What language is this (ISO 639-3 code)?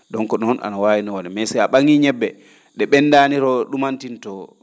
ful